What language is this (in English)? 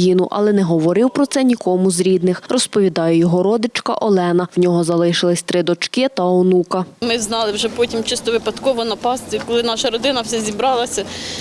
Ukrainian